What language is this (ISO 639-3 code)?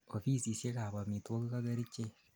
kln